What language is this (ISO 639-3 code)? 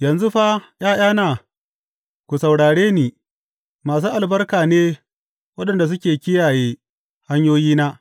hau